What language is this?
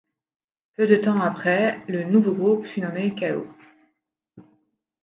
French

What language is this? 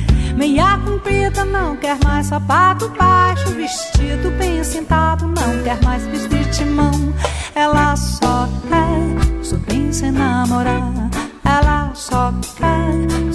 Portuguese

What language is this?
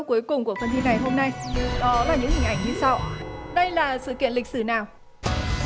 Vietnamese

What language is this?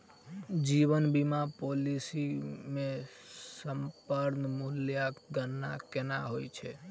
Maithili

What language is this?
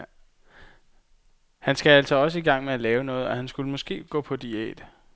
Danish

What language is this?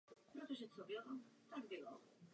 Czech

